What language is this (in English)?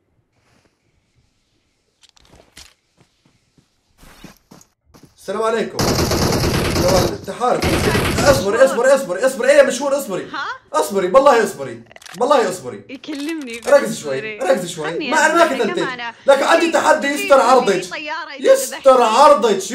Arabic